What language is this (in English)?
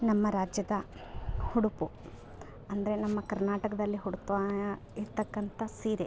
Kannada